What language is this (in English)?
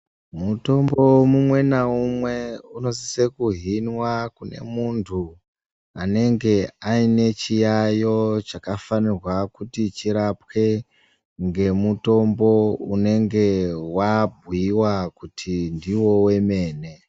Ndau